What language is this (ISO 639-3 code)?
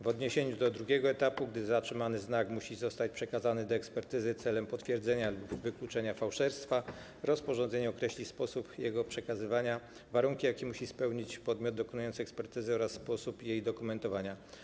pol